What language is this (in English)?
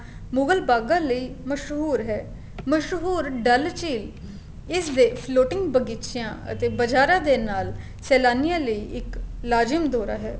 Punjabi